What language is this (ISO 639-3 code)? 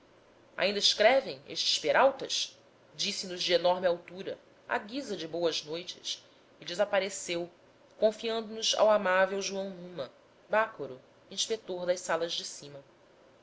por